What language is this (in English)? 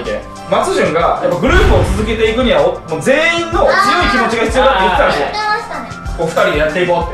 Japanese